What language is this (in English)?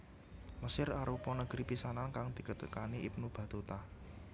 Javanese